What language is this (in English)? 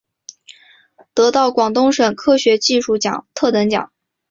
Chinese